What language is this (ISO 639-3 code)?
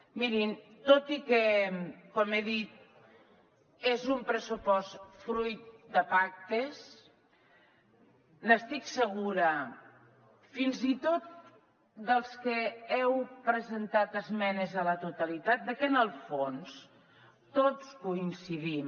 cat